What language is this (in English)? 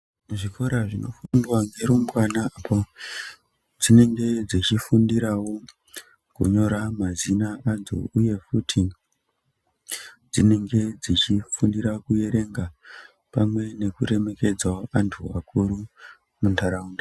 Ndau